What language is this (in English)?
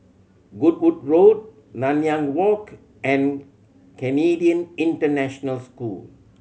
English